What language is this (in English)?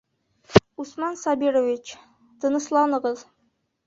Bashkir